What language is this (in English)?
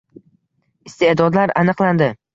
Uzbek